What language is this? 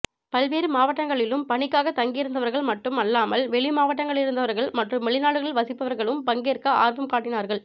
Tamil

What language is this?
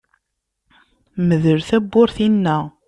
Kabyle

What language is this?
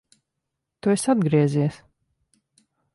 Latvian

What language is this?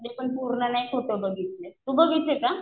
Marathi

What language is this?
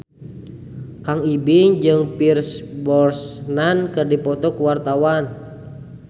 Sundanese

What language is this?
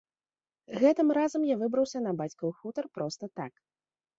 Belarusian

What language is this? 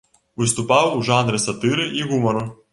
Belarusian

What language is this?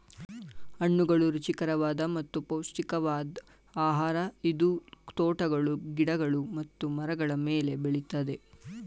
Kannada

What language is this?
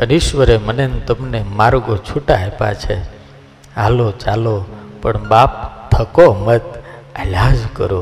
Gujarati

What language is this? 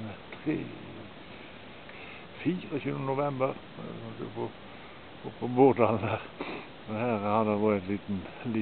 Norwegian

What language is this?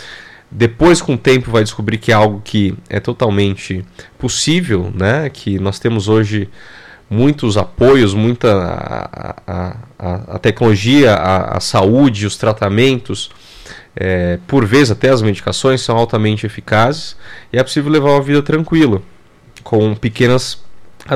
Portuguese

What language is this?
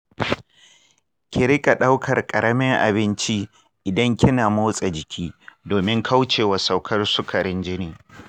Hausa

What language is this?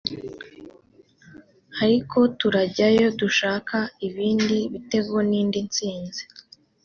Kinyarwanda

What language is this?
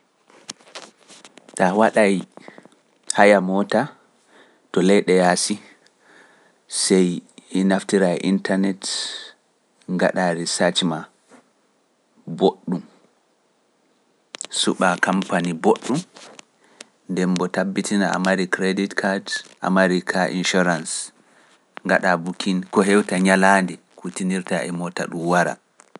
Pular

